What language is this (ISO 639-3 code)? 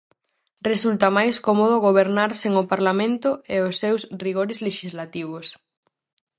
glg